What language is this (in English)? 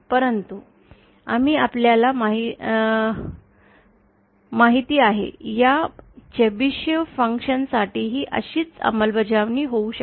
Marathi